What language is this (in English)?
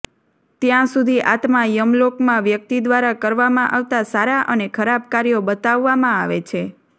Gujarati